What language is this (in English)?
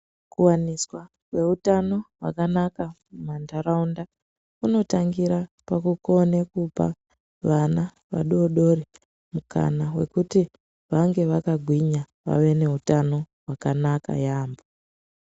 Ndau